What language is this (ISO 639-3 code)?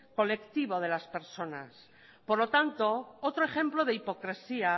spa